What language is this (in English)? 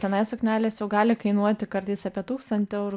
Lithuanian